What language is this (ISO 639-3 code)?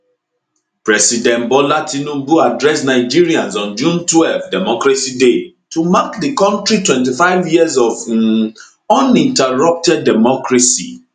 pcm